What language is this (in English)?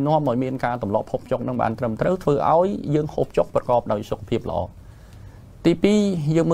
Thai